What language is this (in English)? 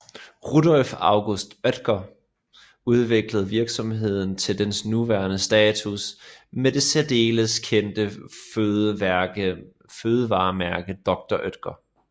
Danish